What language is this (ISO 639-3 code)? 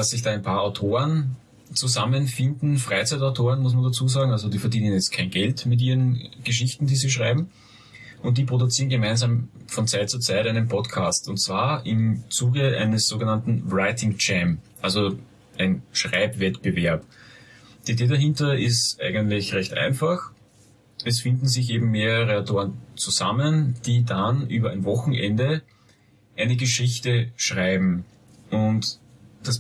deu